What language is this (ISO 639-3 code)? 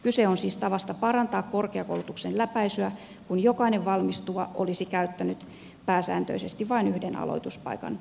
fin